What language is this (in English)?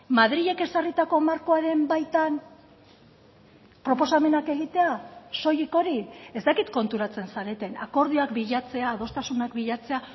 Basque